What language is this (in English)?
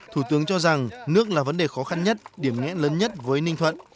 Vietnamese